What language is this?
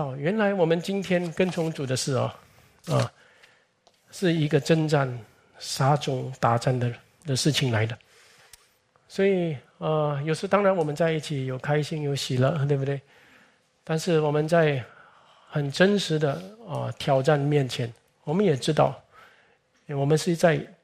Chinese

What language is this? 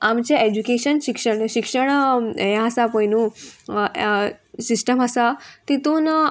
Konkani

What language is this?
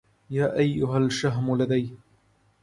Arabic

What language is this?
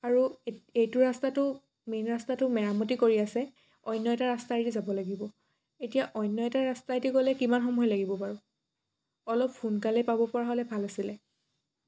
Assamese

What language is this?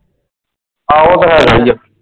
Punjabi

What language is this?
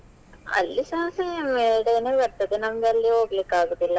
Kannada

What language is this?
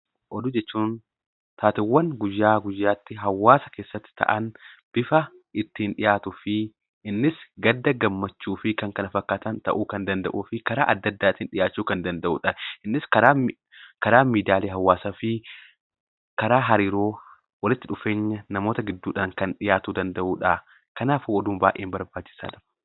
Oromo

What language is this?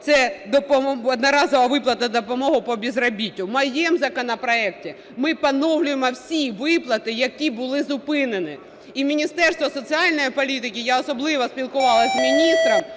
Ukrainian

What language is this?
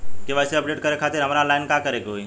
Bhojpuri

